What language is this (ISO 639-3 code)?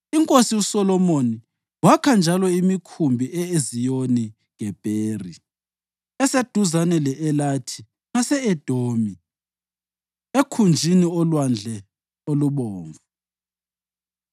nde